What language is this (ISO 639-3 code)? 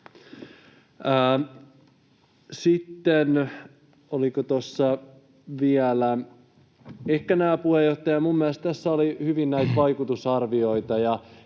fin